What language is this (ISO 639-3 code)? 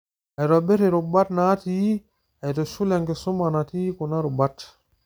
mas